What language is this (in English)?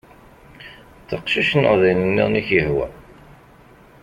Kabyle